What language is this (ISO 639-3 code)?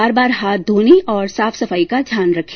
hin